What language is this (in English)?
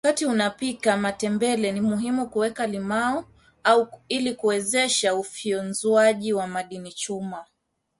Swahili